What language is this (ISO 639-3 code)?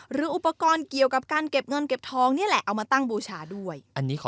tha